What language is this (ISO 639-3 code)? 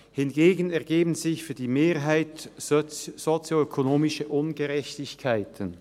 gsw